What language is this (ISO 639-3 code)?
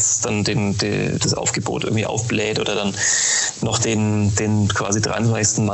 deu